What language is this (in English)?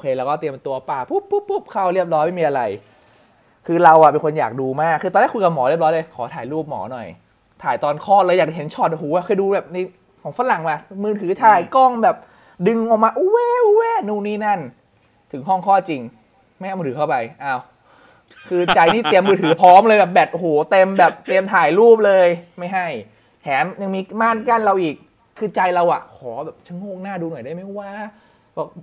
Thai